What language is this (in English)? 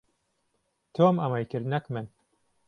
Central Kurdish